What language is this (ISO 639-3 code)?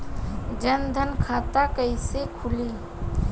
bho